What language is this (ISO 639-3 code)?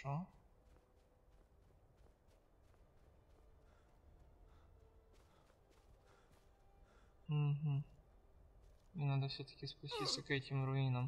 rus